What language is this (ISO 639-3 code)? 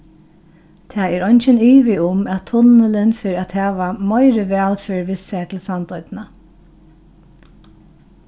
fao